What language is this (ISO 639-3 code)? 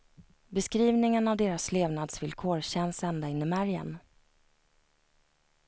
swe